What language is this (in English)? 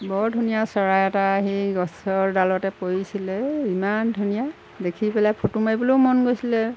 Assamese